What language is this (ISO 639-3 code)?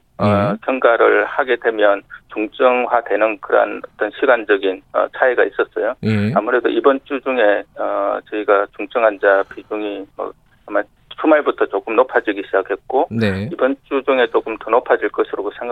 kor